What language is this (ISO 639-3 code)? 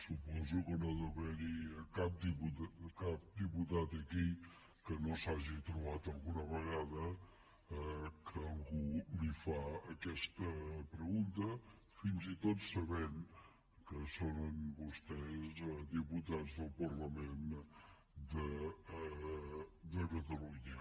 cat